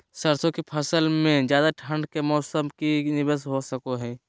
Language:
Magahi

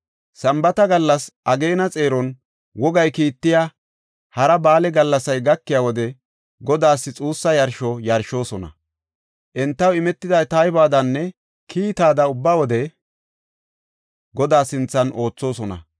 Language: Gofa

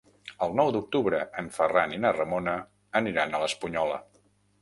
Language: Catalan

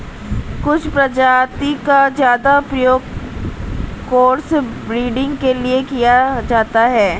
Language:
Hindi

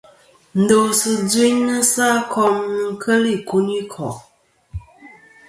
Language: Kom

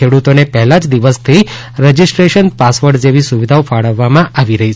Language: Gujarati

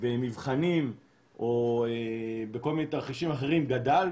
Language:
Hebrew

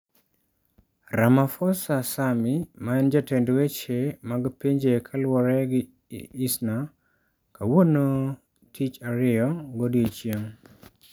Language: Luo (Kenya and Tanzania)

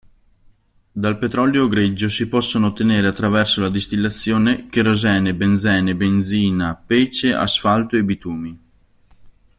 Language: Italian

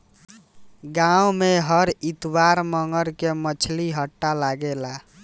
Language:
Bhojpuri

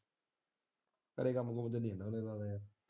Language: Punjabi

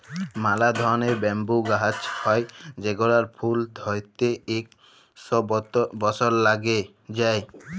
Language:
Bangla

